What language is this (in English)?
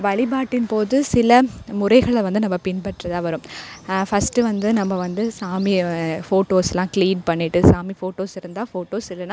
Tamil